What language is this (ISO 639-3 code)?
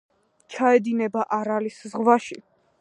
kat